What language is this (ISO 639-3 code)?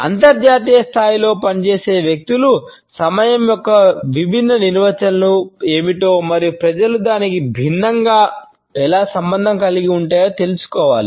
tel